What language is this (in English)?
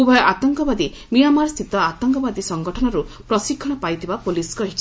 Odia